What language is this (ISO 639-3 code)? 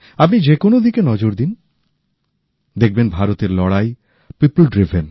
ben